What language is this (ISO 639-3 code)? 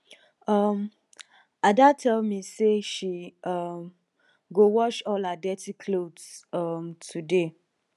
pcm